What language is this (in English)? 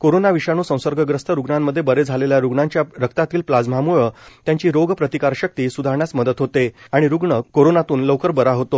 Marathi